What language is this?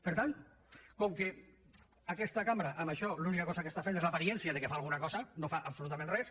Catalan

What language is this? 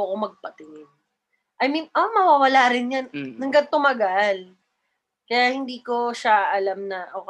Filipino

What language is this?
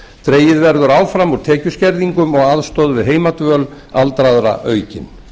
Icelandic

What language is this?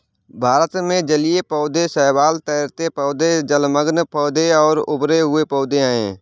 Hindi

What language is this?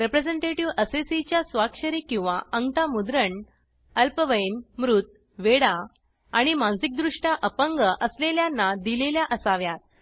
Marathi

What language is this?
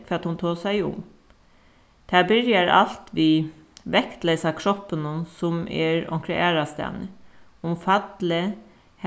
Faroese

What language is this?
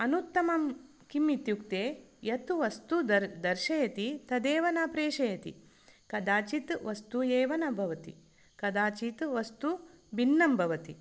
Sanskrit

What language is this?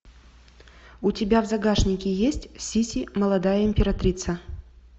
Russian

